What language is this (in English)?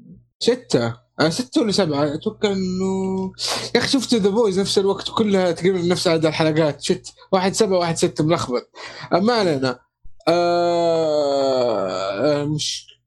Arabic